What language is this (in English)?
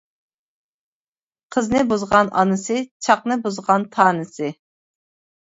Uyghur